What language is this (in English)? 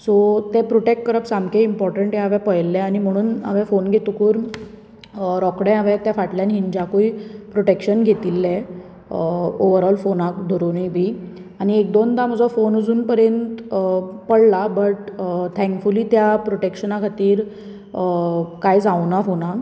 Konkani